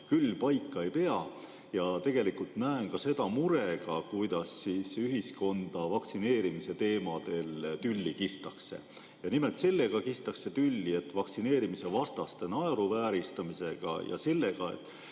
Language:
Estonian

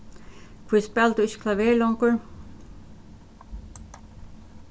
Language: Faroese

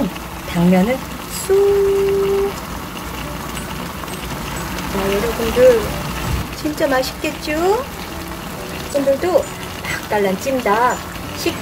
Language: Korean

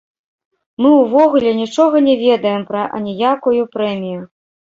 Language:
Belarusian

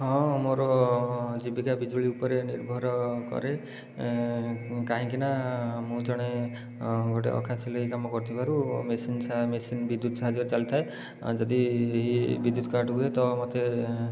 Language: Odia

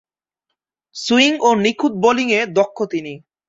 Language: Bangla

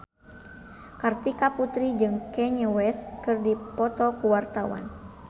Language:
Sundanese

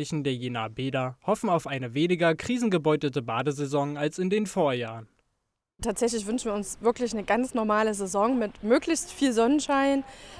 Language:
German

